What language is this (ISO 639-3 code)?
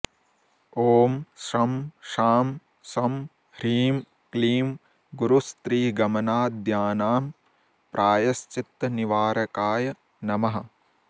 san